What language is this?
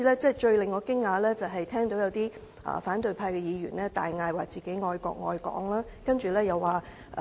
Cantonese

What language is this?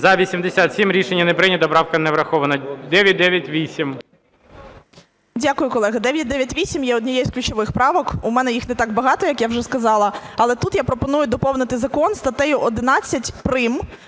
Ukrainian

